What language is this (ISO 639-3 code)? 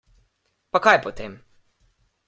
slv